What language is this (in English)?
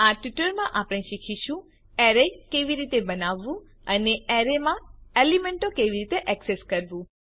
Gujarati